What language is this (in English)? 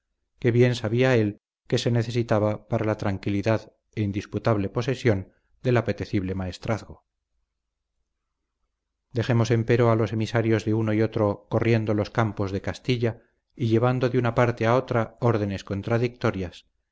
Spanish